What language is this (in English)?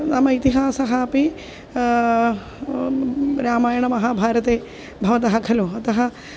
Sanskrit